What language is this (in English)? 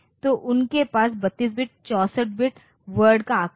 Hindi